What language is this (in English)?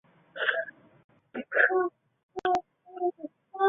Chinese